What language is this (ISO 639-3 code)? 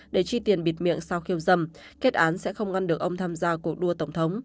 vie